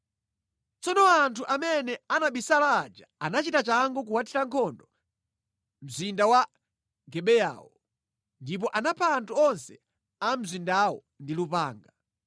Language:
Nyanja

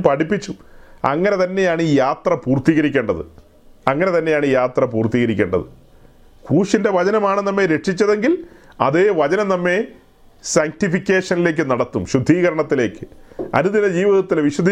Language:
Malayalam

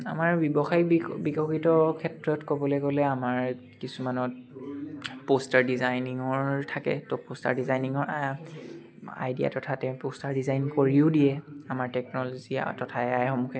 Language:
Assamese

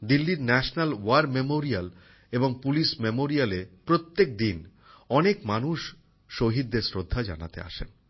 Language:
Bangla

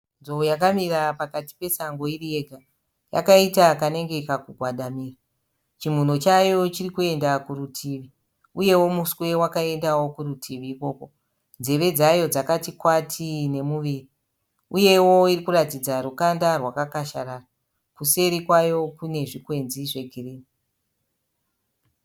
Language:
Shona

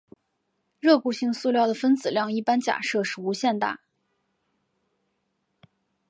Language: Chinese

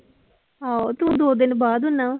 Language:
Punjabi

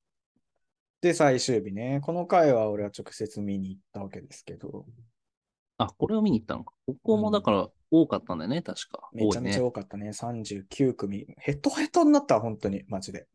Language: Japanese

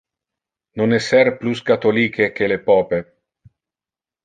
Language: Interlingua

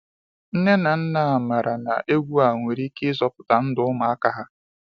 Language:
Igbo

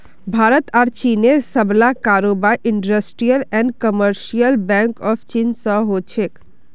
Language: Magahi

